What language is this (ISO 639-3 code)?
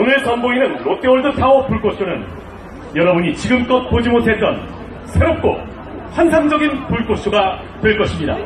kor